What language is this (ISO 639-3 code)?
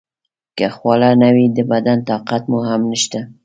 pus